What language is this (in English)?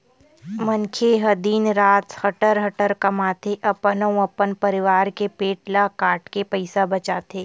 Chhattisgarhi